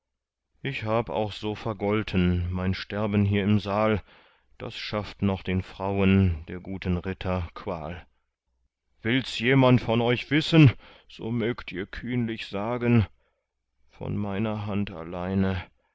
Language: German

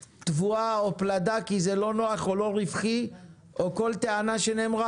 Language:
Hebrew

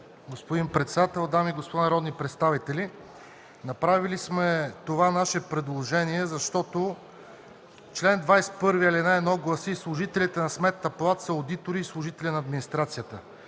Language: Bulgarian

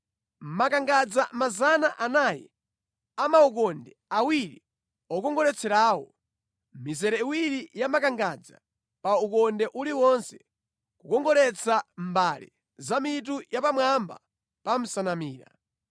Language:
Nyanja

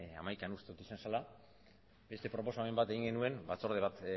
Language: Basque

